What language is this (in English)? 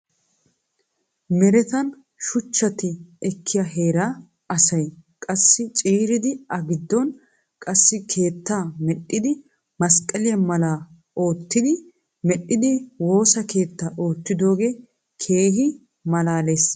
Wolaytta